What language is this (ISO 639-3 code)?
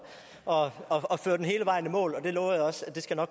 dan